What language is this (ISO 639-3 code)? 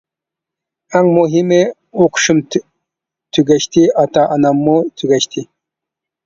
uig